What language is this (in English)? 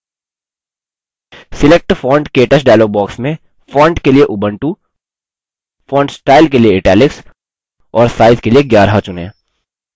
Hindi